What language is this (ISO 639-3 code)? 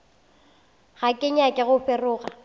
nso